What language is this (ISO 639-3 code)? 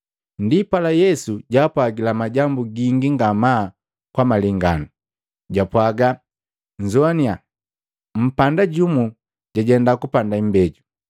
mgv